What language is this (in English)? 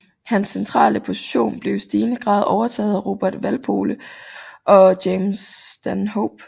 Danish